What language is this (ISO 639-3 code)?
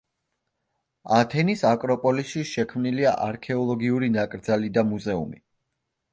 kat